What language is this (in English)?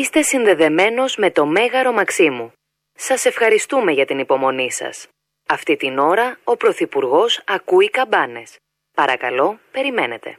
Greek